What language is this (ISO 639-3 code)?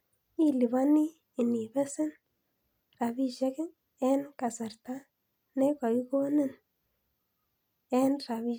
kln